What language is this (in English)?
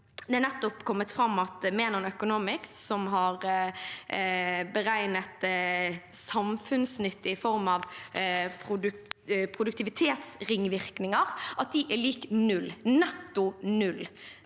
Norwegian